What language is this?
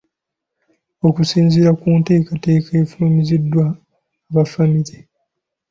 Ganda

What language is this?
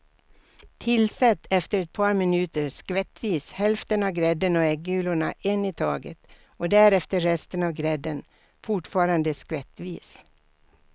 Swedish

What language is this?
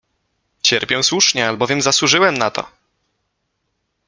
Polish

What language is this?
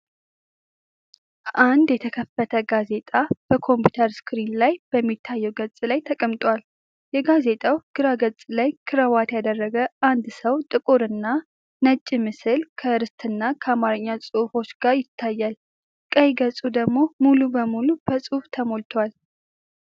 Amharic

